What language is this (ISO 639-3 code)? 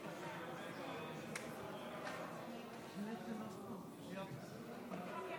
heb